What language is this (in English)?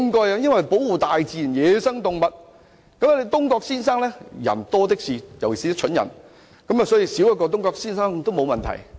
Cantonese